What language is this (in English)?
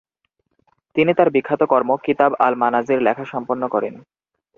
Bangla